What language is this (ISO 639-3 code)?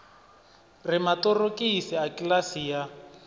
ven